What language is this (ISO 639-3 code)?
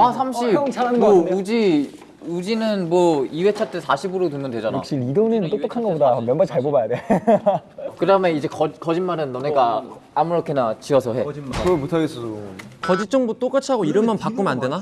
kor